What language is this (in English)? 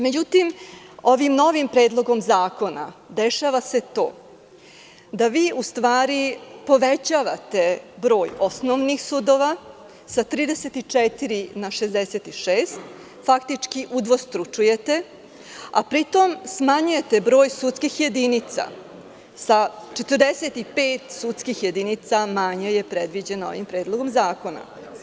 Serbian